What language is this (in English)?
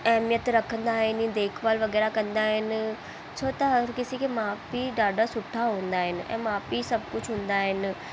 Sindhi